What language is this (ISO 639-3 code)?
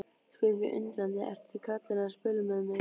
isl